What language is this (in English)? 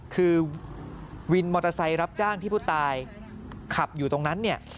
Thai